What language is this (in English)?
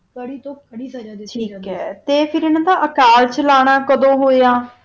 Punjabi